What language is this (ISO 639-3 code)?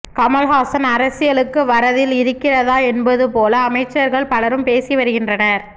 tam